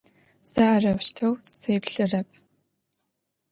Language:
Adyghe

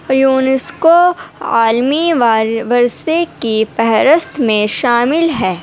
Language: Urdu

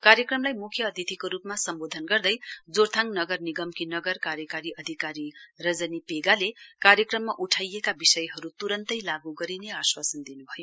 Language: Nepali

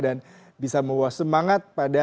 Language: Indonesian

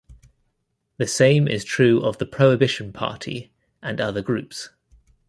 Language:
English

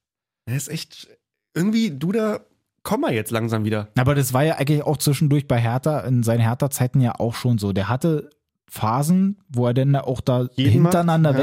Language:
German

